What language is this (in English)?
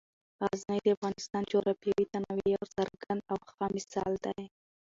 Pashto